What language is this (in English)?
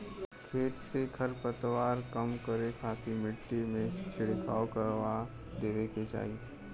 Bhojpuri